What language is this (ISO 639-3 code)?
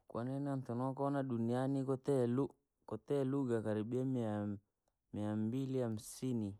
lag